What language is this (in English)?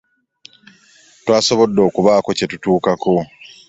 Ganda